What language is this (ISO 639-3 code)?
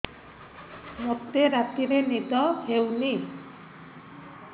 ori